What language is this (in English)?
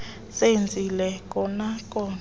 Xhosa